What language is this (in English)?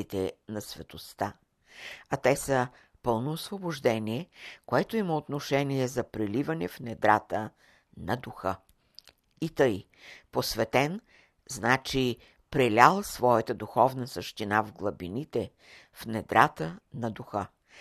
Bulgarian